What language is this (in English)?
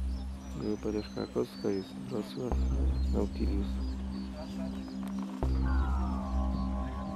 Polish